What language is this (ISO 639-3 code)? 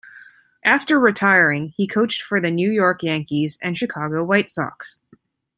eng